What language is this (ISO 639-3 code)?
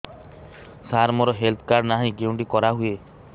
ori